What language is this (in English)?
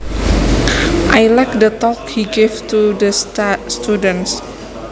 Javanese